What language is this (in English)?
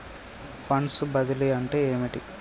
Telugu